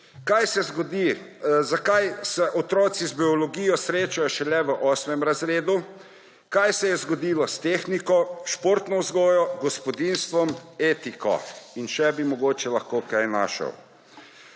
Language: Slovenian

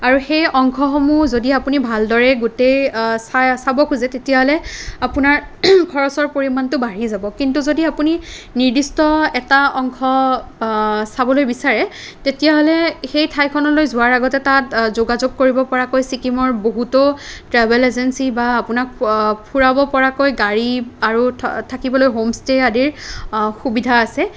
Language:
Assamese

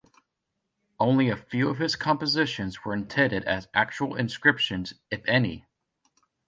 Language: English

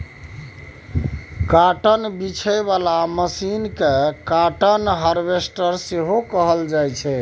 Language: Maithili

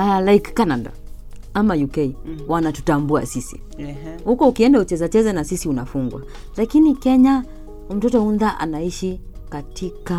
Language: Swahili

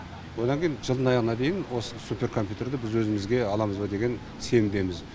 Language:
Kazakh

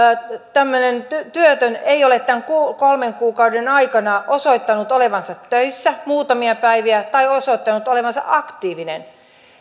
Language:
Finnish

